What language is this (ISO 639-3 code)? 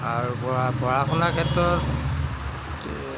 asm